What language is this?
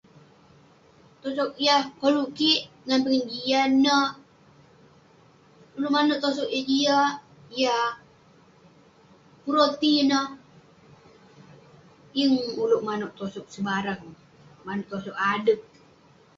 Western Penan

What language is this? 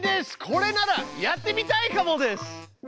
Japanese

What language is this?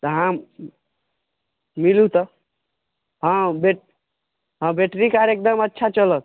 Maithili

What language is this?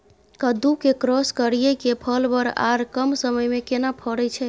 Maithili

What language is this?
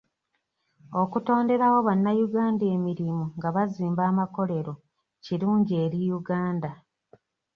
Ganda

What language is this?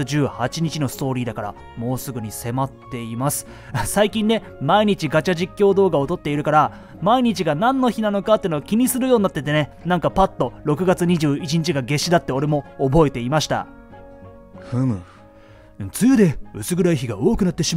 Japanese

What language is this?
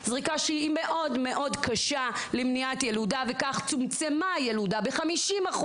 Hebrew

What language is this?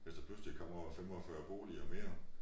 Danish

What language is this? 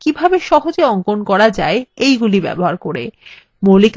Bangla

